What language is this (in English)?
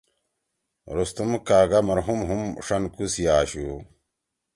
Torwali